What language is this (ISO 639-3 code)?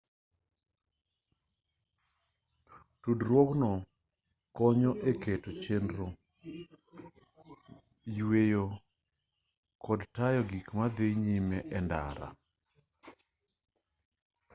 luo